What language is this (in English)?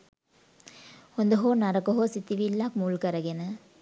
Sinhala